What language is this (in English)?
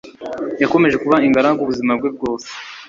Kinyarwanda